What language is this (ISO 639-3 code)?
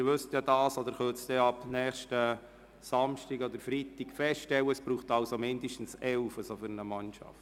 gsw